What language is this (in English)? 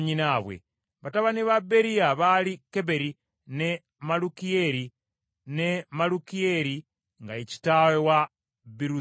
Ganda